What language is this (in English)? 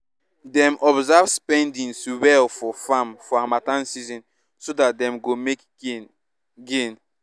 Nigerian Pidgin